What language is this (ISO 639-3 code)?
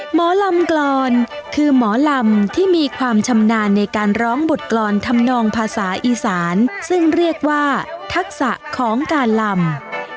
tha